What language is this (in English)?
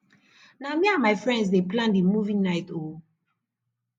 Nigerian Pidgin